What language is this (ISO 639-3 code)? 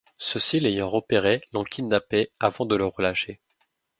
fra